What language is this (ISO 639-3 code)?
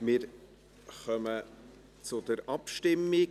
gsw